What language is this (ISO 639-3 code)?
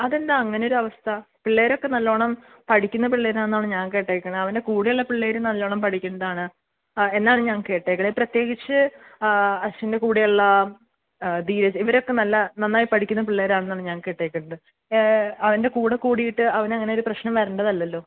mal